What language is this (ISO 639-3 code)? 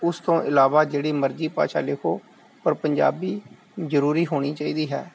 pan